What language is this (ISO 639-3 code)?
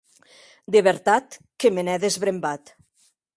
oci